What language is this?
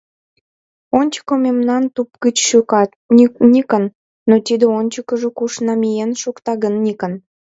Mari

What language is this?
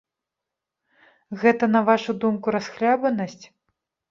Belarusian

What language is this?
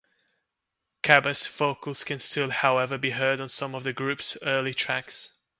English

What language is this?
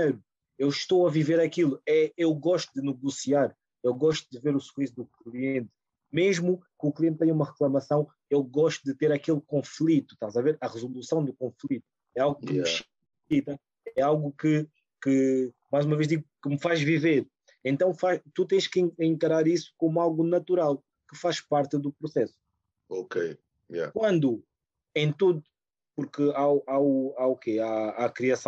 Portuguese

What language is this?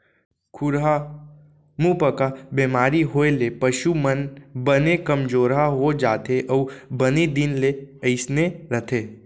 Chhattisgarhi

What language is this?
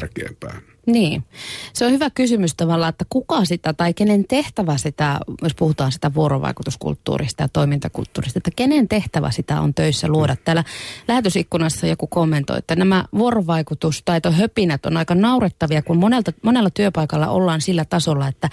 Finnish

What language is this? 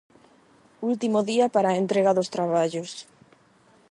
Galician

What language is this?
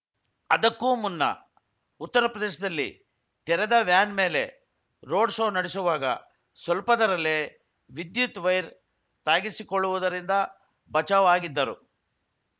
Kannada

